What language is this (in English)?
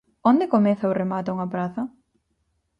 Galician